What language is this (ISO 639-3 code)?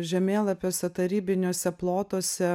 lit